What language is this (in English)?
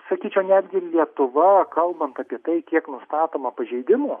Lithuanian